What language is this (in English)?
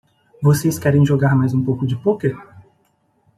Portuguese